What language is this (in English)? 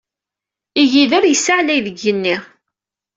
Kabyle